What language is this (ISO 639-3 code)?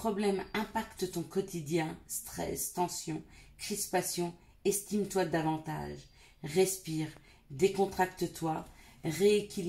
fra